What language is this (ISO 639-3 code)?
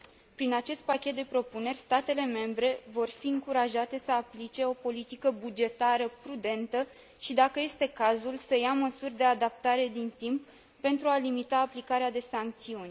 ron